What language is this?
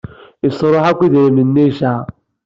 Kabyle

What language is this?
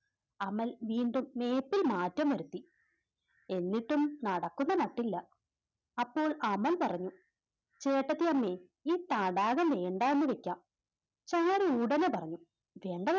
Malayalam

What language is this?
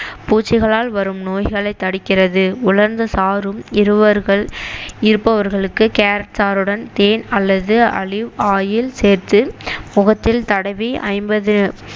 Tamil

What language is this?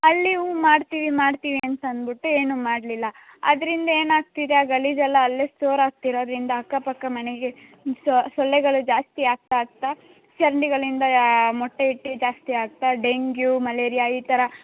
Kannada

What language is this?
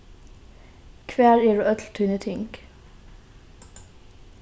Faroese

